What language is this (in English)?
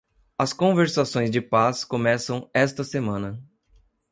Portuguese